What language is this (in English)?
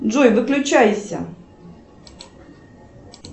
Russian